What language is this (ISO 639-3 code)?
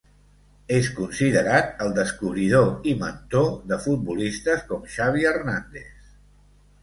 cat